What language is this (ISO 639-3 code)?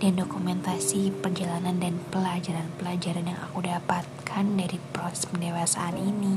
ind